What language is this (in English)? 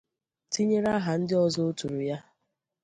Igbo